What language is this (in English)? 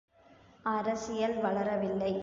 Tamil